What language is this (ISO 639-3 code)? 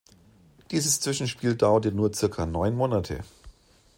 deu